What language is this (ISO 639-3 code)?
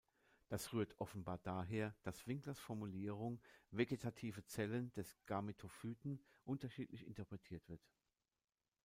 deu